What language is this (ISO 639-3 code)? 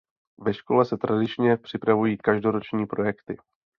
ces